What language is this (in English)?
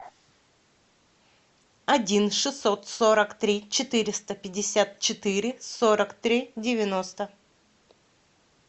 Russian